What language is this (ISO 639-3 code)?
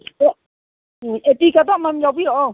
mni